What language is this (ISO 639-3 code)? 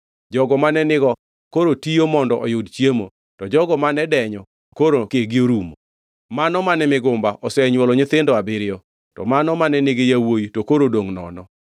luo